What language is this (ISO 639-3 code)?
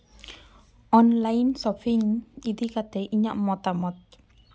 sat